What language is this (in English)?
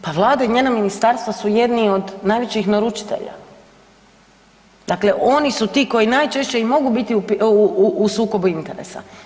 Croatian